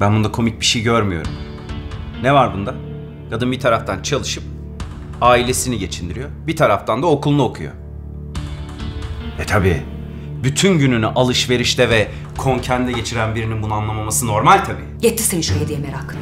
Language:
Turkish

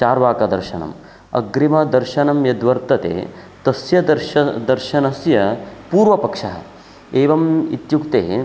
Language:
Sanskrit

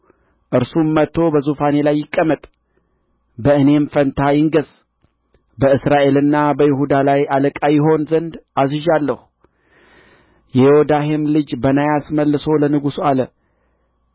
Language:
Amharic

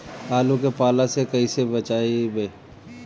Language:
Bhojpuri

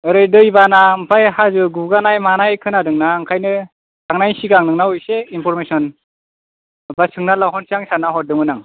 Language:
Bodo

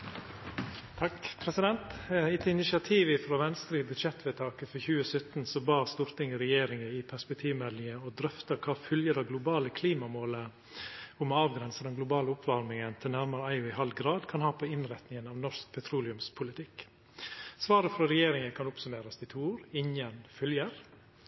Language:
Norwegian Nynorsk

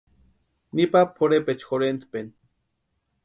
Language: Western Highland Purepecha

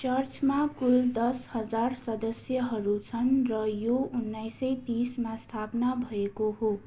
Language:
Nepali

